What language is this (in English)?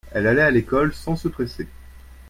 French